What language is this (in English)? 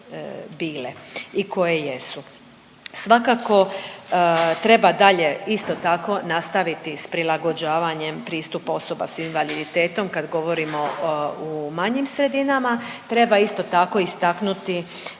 Croatian